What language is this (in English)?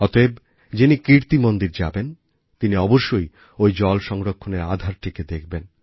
Bangla